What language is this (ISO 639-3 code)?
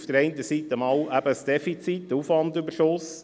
gsw